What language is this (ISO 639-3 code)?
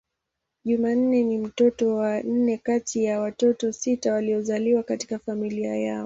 swa